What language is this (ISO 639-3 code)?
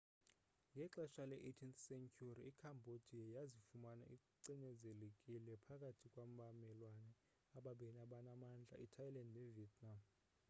xho